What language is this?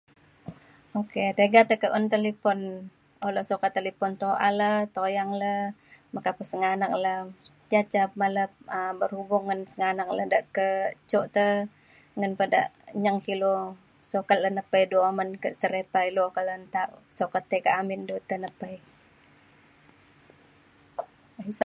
Mainstream Kenyah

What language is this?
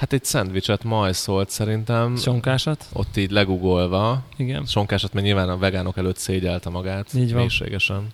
Hungarian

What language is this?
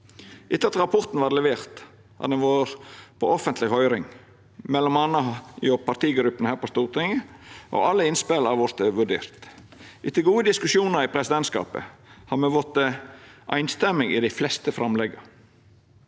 Norwegian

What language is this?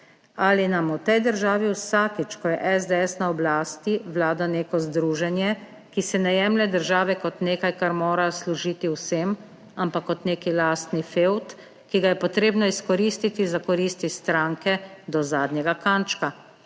Slovenian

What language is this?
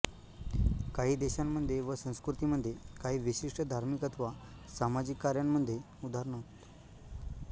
Marathi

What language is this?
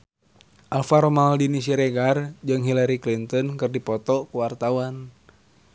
Sundanese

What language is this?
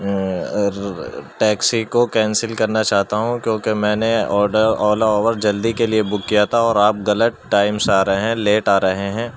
Urdu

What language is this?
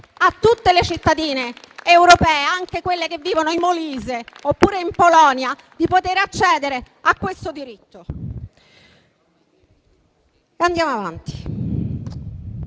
Italian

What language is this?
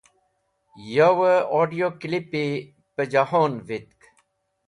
Wakhi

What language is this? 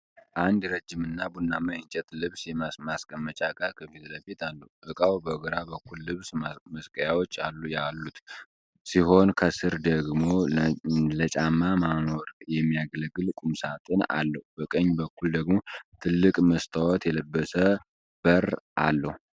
Amharic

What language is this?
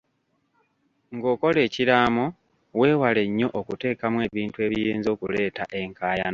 Ganda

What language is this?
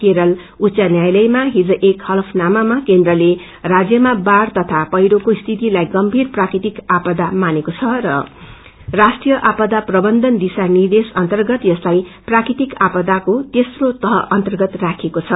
Nepali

